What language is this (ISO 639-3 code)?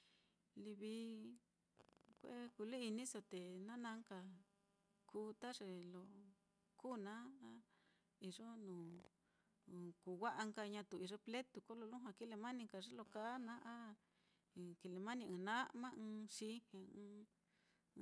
vmm